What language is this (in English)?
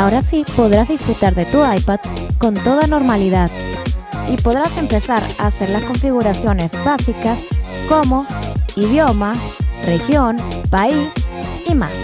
Spanish